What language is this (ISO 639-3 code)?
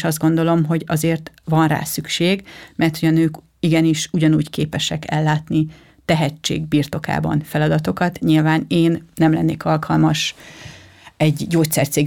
hun